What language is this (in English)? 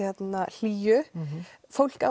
Icelandic